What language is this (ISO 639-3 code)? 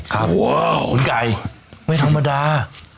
tha